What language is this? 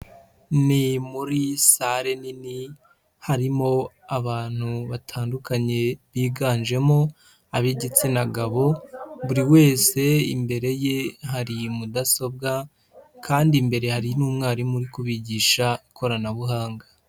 Kinyarwanda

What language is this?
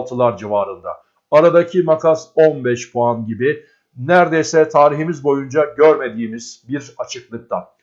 Turkish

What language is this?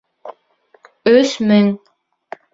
Bashkir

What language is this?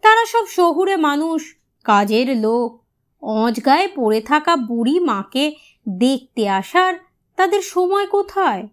Bangla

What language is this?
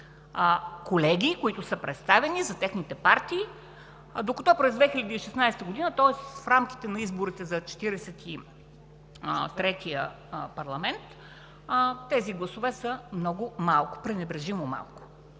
Bulgarian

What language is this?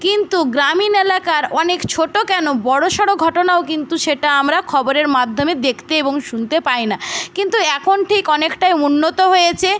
Bangla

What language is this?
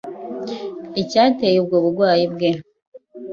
Kinyarwanda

